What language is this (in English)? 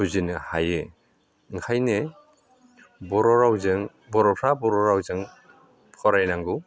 Bodo